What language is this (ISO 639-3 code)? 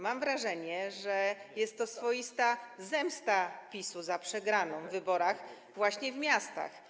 pol